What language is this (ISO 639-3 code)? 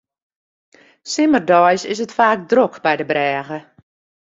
fry